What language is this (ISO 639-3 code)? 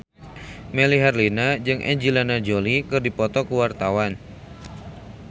sun